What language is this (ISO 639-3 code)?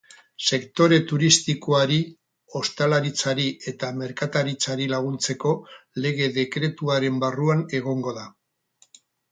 eus